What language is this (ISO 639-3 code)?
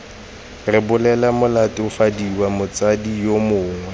tsn